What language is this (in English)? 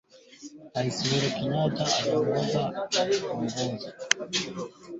Swahili